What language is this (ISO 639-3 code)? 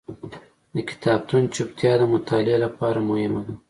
pus